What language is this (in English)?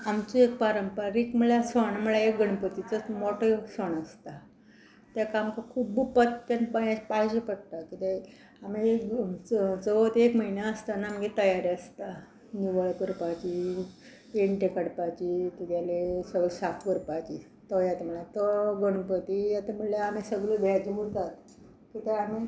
Konkani